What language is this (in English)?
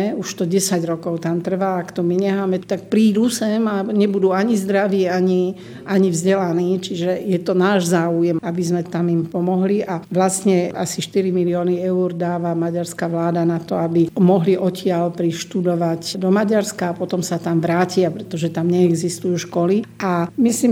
Slovak